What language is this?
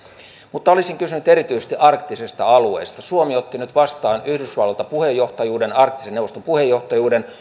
Finnish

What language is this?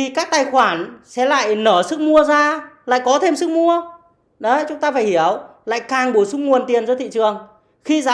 Vietnamese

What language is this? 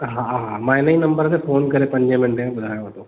Sindhi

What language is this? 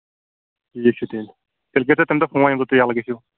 Kashmiri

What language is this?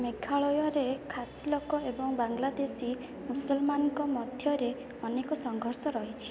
Odia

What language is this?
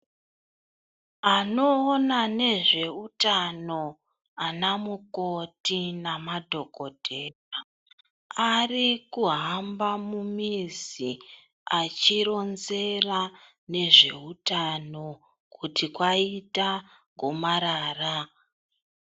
Ndau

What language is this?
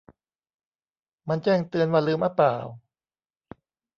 Thai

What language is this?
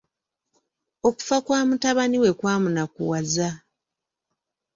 Ganda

